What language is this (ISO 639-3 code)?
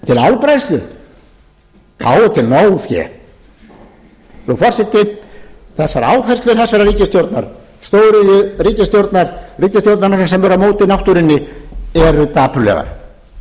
isl